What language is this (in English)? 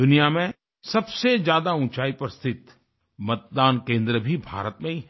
Hindi